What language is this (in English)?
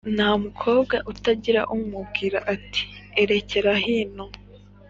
Kinyarwanda